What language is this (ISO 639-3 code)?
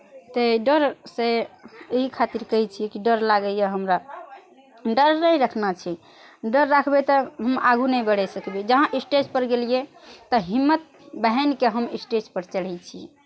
mai